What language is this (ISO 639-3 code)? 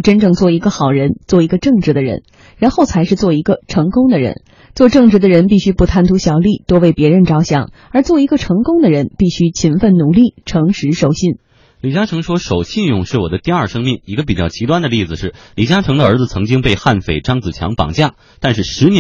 zho